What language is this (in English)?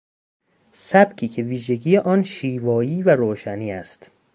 Persian